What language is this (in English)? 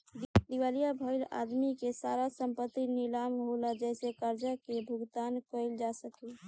Bhojpuri